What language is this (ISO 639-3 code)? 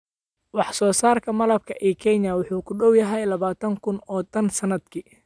som